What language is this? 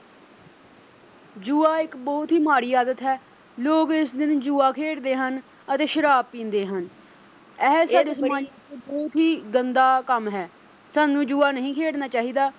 Punjabi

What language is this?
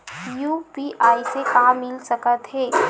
Chhattisgarhi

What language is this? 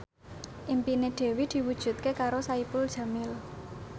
Javanese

